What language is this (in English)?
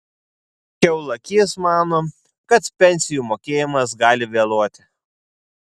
Lithuanian